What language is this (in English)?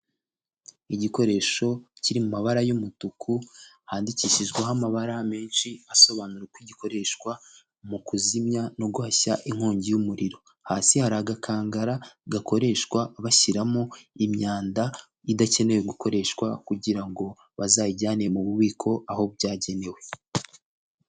Kinyarwanda